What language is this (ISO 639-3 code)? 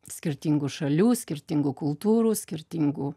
lit